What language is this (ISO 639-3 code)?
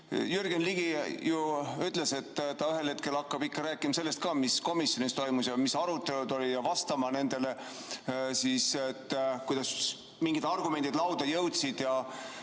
est